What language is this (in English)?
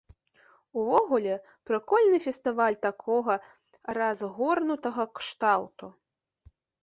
Belarusian